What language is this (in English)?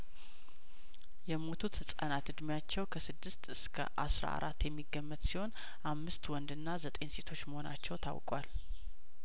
Amharic